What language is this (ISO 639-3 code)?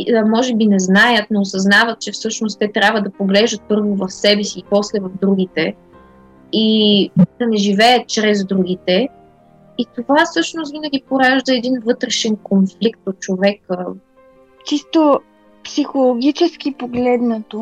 bul